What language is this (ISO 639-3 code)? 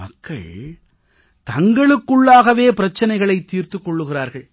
tam